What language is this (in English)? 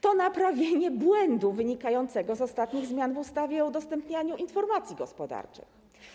Polish